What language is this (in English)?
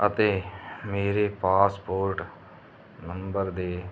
Punjabi